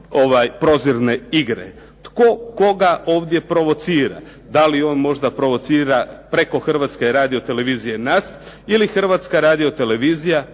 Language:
Croatian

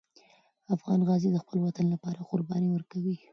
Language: Pashto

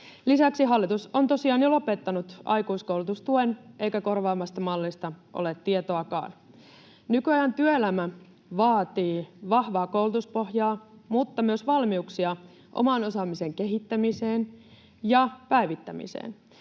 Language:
Finnish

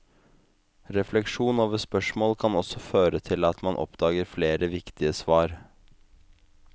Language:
Norwegian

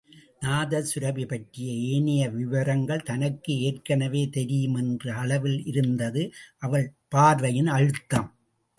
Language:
Tamil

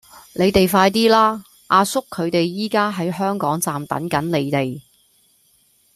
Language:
Cantonese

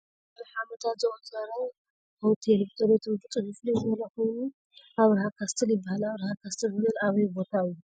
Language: Tigrinya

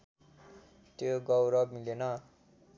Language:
Nepali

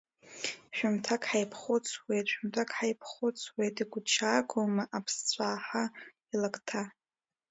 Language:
Abkhazian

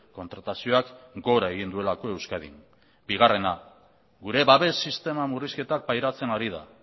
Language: Basque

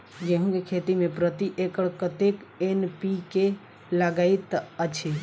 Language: Maithili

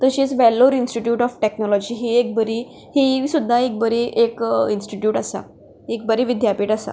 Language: Konkani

